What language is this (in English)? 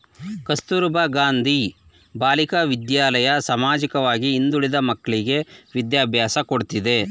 Kannada